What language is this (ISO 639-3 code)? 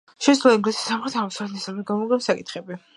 kat